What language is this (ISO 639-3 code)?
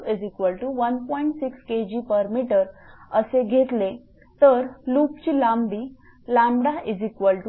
mar